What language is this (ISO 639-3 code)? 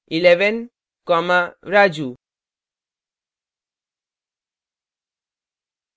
hin